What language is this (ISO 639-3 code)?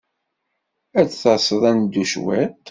kab